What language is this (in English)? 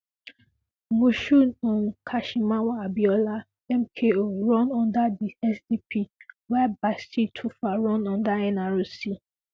Nigerian Pidgin